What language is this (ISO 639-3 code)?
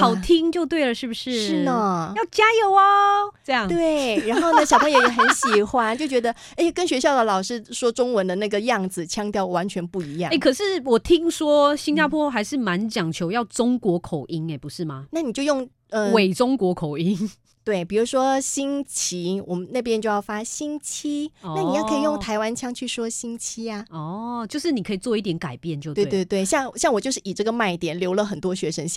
zho